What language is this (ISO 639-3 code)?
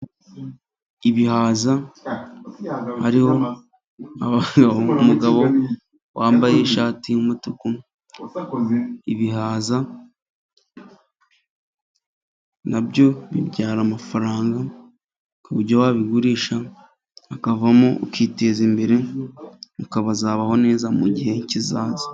kin